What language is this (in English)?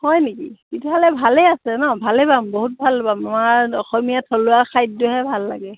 Assamese